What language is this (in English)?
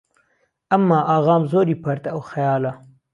Central Kurdish